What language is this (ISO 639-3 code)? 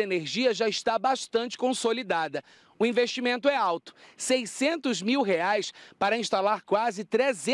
por